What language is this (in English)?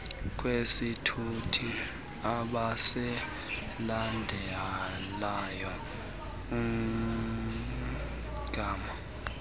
Xhosa